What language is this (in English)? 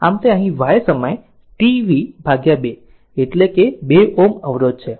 Gujarati